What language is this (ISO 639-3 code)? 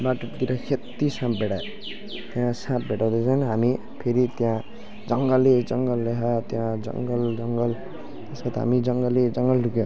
nep